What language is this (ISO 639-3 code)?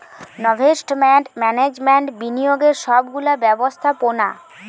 ben